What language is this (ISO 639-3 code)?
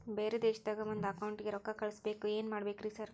kan